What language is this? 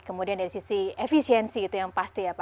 Indonesian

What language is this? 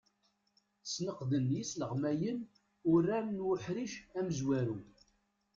Kabyle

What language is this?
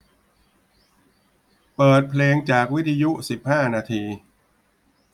Thai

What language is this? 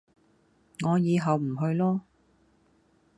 Cantonese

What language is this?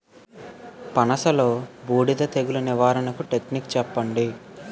Telugu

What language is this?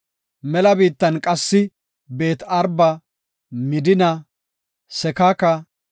Gofa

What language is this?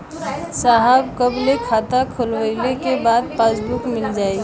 Bhojpuri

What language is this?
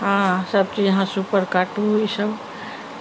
Maithili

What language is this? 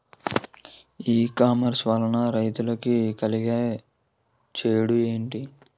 Telugu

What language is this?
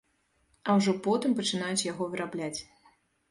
Belarusian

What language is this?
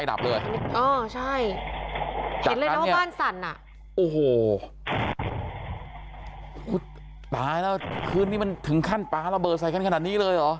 Thai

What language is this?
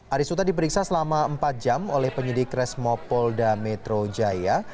Indonesian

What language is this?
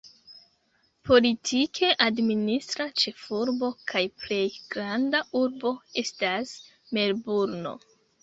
Esperanto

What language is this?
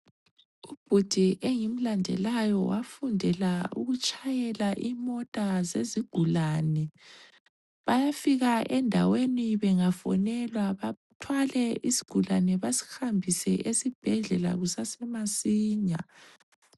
North Ndebele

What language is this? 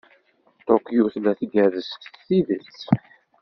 Kabyle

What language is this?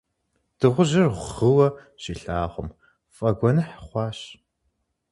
Kabardian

